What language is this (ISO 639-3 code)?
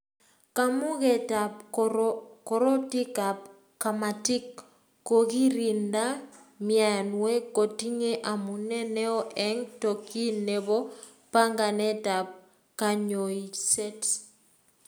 kln